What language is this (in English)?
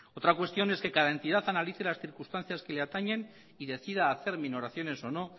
Spanish